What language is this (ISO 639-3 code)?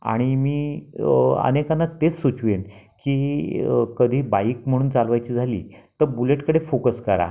mar